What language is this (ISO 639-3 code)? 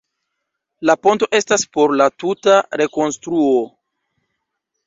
epo